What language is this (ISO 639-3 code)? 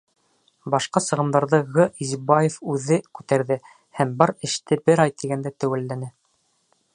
bak